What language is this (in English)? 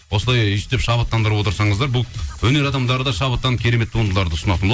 Kazakh